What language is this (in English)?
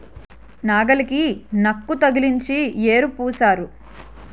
Telugu